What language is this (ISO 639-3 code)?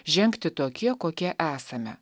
lit